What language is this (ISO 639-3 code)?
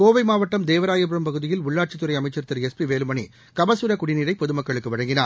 tam